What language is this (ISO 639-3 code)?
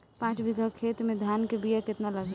bho